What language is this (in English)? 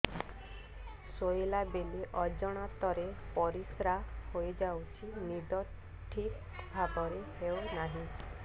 Odia